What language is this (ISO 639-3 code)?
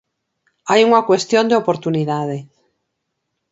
glg